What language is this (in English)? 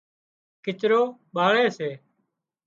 Wadiyara Koli